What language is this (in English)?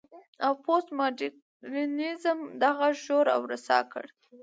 Pashto